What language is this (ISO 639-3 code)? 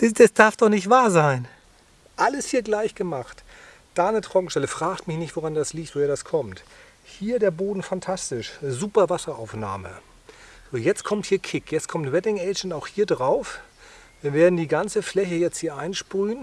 deu